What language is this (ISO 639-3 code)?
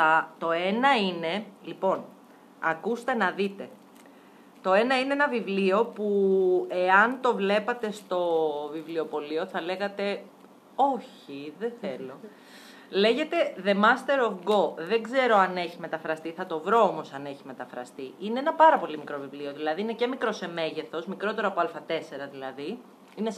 ell